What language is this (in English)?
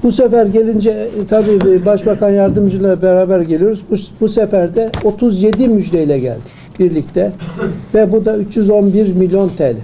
Turkish